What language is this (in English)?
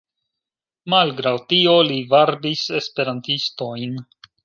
Esperanto